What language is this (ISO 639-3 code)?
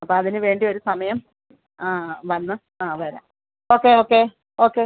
mal